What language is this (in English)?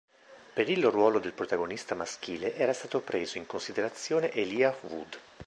Italian